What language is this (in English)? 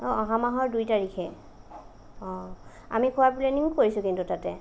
Assamese